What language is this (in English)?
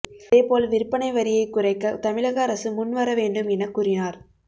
Tamil